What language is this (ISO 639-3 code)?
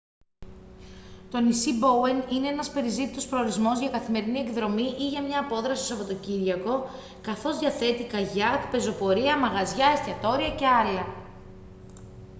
ell